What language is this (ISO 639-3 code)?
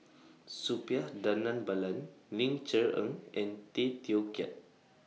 eng